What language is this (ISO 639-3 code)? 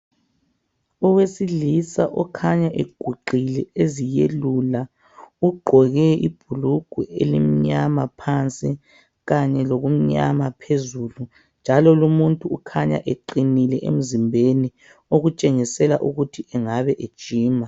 nde